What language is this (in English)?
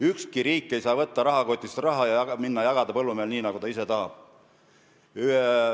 Estonian